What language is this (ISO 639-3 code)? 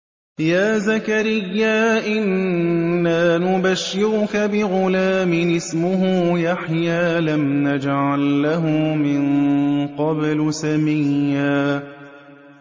ara